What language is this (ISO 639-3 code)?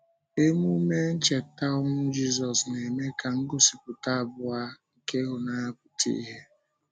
ibo